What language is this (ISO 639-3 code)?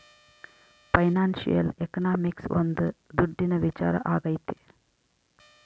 kan